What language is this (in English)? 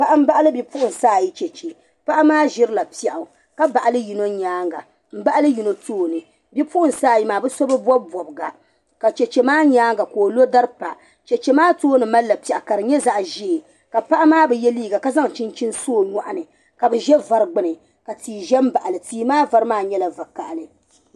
Dagbani